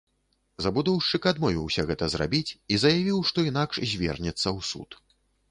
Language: Belarusian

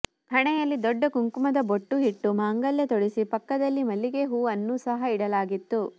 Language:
Kannada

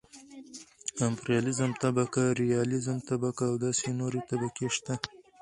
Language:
Pashto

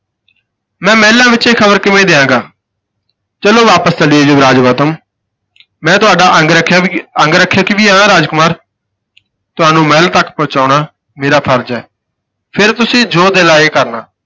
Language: Punjabi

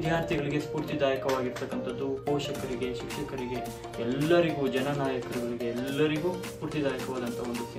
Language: Romanian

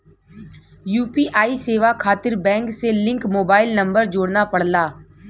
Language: Bhojpuri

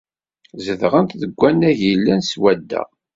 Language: Kabyle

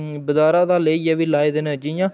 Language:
Dogri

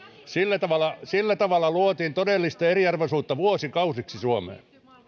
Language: Finnish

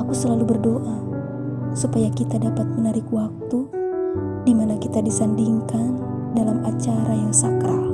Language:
Indonesian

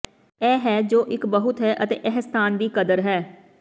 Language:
Punjabi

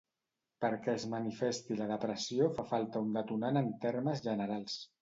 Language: Catalan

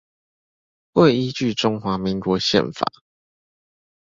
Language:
Chinese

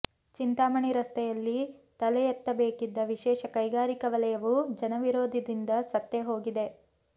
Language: Kannada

